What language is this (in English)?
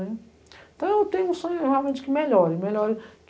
Portuguese